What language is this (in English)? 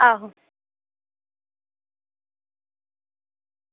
Dogri